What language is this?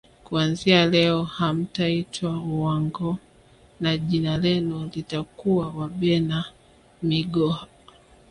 Swahili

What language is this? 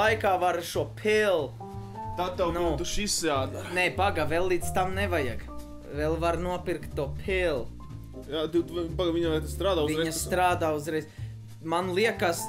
Latvian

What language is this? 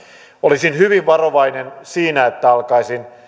Finnish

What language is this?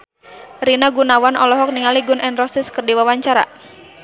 Sundanese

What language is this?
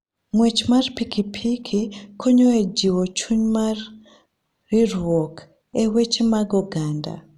Luo (Kenya and Tanzania)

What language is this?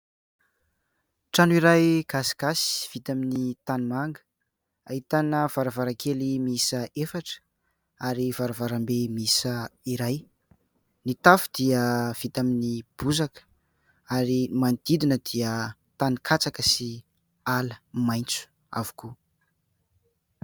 Malagasy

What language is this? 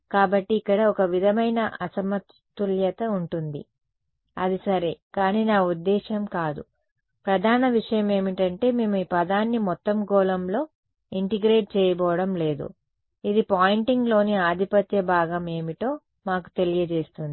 Telugu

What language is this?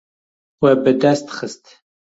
Kurdish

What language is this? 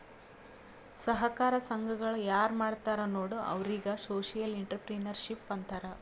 Kannada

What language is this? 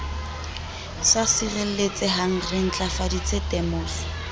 Southern Sotho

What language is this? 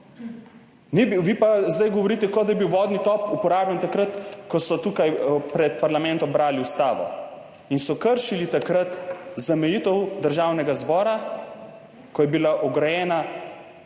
Slovenian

